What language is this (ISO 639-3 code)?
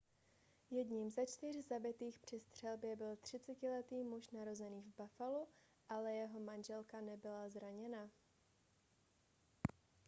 ces